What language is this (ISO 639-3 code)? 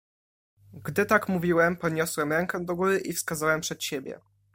pol